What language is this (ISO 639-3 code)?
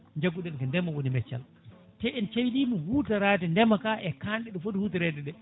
ful